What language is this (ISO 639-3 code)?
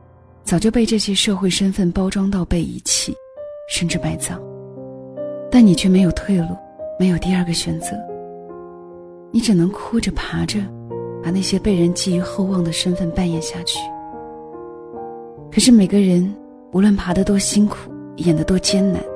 zho